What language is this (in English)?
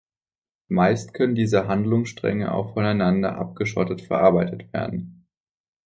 German